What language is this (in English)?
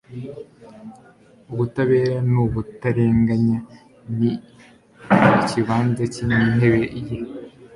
Kinyarwanda